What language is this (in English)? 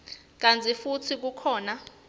Swati